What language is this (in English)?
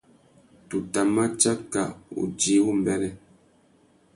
Tuki